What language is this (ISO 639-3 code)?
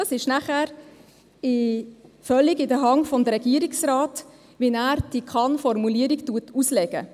gsw